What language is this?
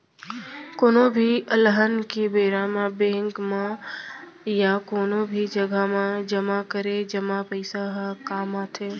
Chhattisgarhi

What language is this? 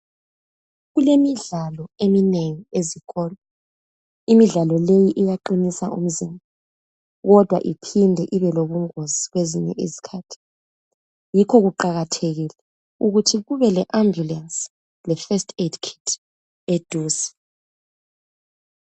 North Ndebele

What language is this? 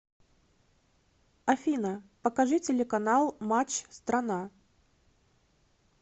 Russian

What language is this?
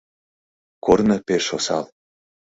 Mari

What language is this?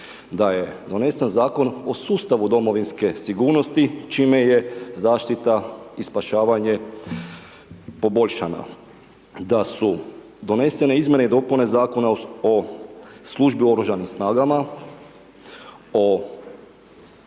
Croatian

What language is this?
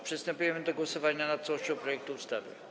Polish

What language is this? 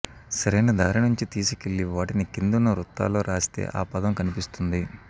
Telugu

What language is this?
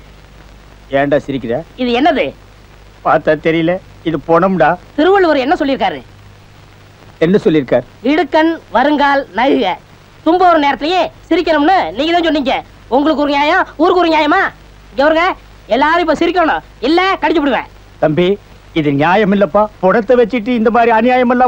Thai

